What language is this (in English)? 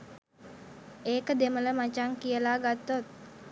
Sinhala